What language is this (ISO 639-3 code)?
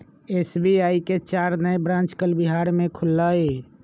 mag